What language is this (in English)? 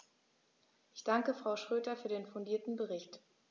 German